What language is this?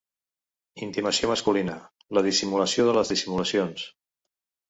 Catalan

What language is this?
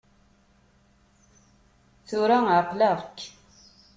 Kabyle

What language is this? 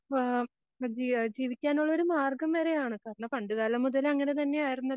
Malayalam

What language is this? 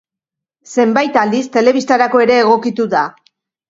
Basque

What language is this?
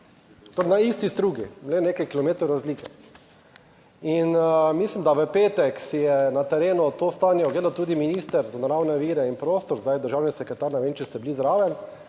Slovenian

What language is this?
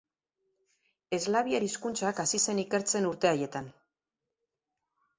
Basque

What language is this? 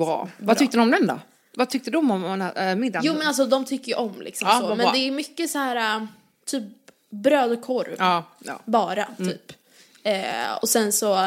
Swedish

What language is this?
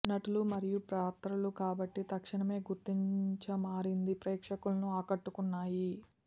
Telugu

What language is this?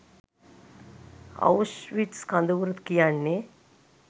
Sinhala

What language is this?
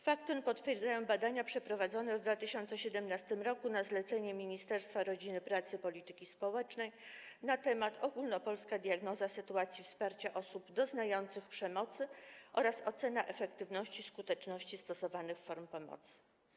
Polish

